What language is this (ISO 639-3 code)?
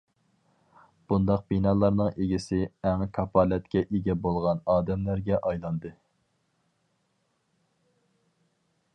uig